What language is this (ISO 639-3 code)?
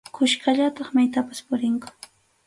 qxu